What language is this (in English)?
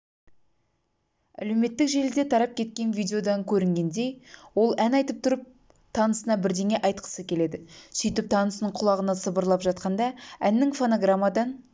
Kazakh